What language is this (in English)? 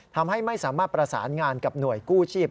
Thai